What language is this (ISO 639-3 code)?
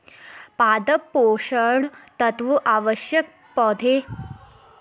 hin